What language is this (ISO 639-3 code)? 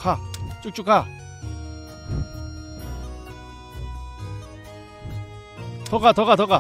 kor